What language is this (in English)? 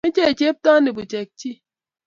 Kalenjin